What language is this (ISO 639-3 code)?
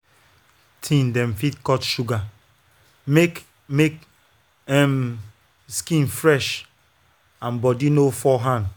pcm